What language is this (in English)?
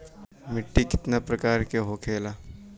Bhojpuri